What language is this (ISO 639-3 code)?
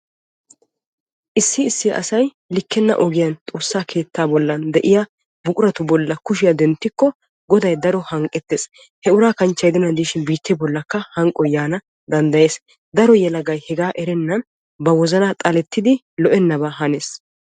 wal